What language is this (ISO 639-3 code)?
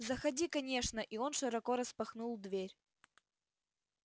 rus